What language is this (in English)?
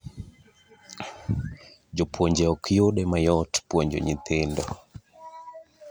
Luo (Kenya and Tanzania)